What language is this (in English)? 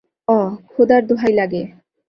Bangla